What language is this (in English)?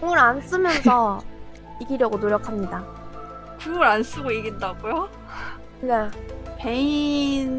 Korean